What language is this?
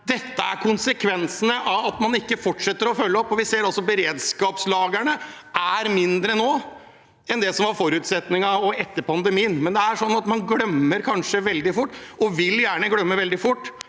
Norwegian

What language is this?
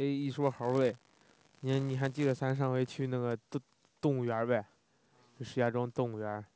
Chinese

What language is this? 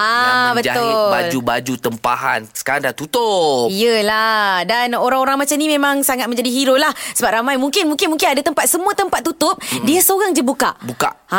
Malay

